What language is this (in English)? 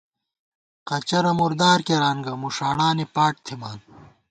Gawar-Bati